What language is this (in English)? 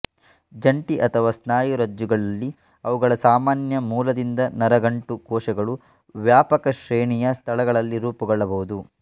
Kannada